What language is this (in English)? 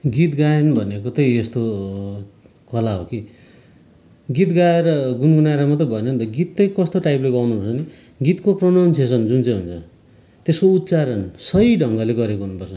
Nepali